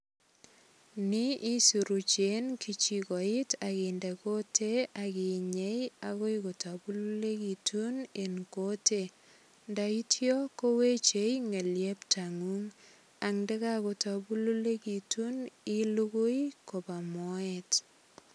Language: Kalenjin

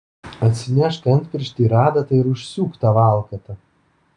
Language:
Lithuanian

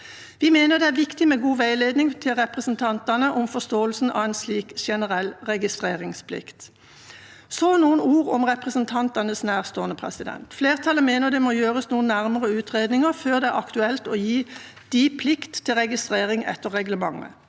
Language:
Norwegian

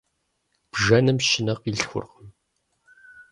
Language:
Kabardian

